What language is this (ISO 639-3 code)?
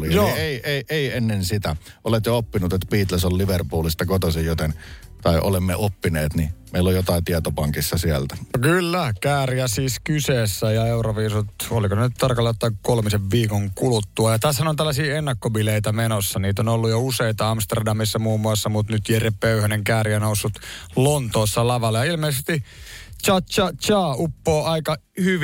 fin